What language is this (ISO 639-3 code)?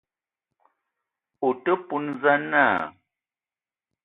eto